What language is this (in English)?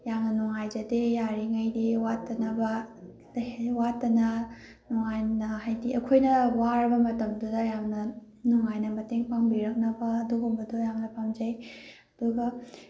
Manipuri